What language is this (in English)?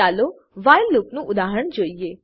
Gujarati